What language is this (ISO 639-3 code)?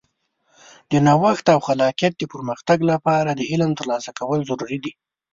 pus